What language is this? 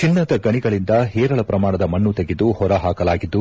Kannada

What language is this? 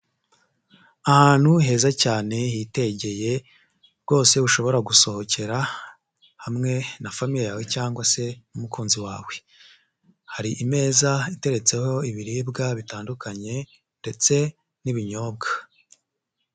Kinyarwanda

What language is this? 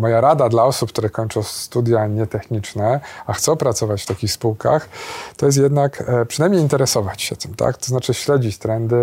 Polish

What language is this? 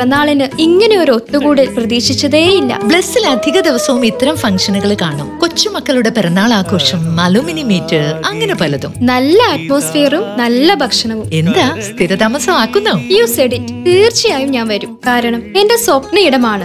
Malayalam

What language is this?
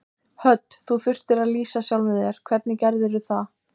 Icelandic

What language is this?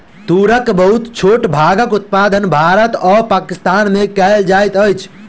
Maithili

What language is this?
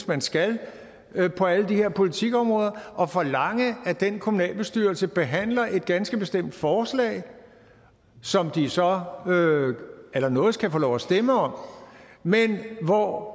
Danish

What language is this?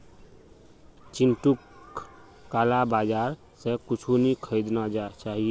Magahi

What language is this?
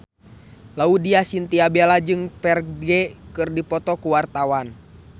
Sundanese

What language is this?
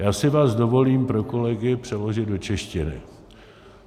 Czech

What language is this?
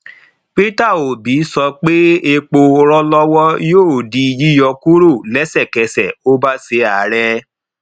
Yoruba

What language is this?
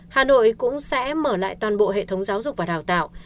Vietnamese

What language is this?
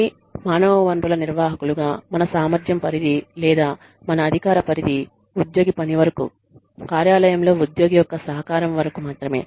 Telugu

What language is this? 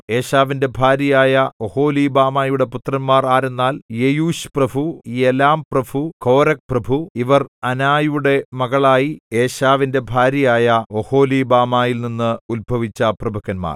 Malayalam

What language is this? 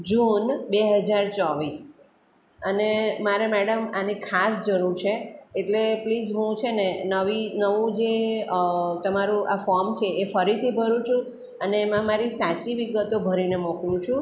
Gujarati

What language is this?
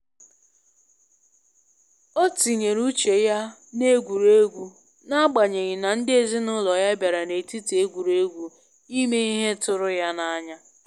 Igbo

